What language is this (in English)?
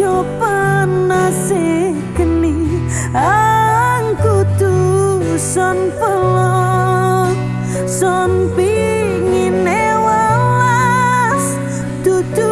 Indonesian